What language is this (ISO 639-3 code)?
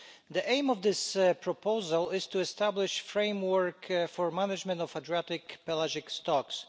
eng